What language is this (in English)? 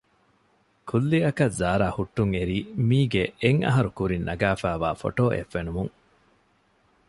Divehi